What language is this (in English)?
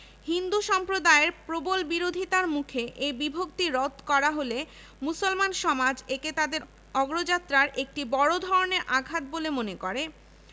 Bangla